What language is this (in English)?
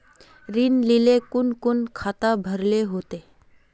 Magahi